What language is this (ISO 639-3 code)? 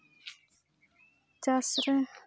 sat